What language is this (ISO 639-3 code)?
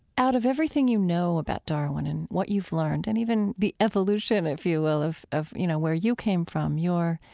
eng